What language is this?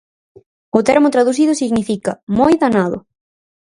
Galician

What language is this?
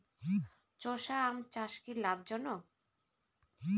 Bangla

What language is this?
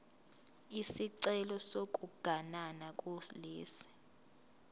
Zulu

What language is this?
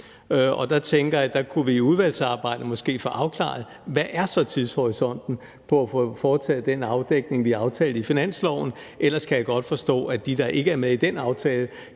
Danish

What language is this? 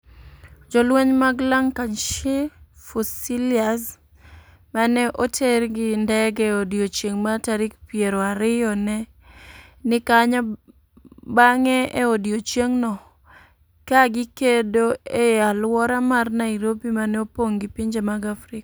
Luo (Kenya and Tanzania)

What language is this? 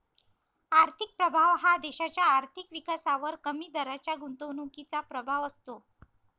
Marathi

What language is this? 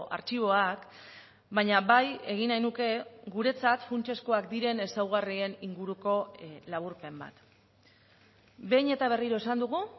Basque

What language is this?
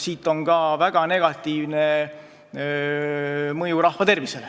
Estonian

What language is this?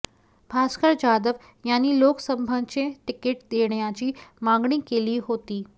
Marathi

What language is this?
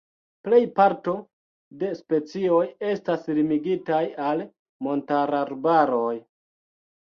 Esperanto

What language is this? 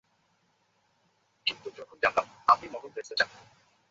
Bangla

